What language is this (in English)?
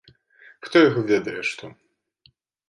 Belarusian